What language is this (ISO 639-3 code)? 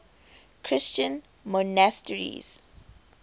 eng